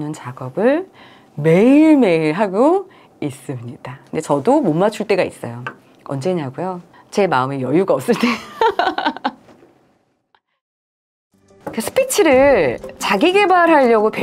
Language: Korean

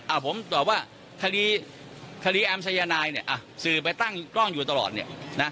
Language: Thai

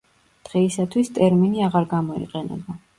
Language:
Georgian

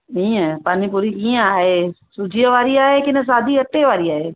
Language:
Sindhi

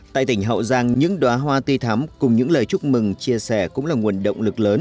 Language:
Vietnamese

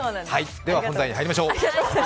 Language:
Japanese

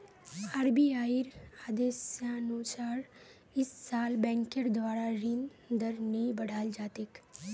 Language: Magahi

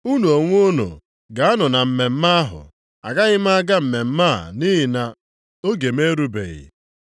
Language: Igbo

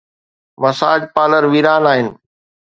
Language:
Sindhi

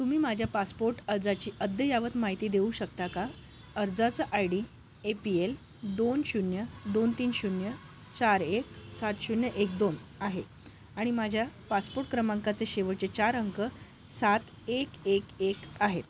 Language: Marathi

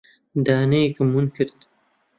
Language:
Central Kurdish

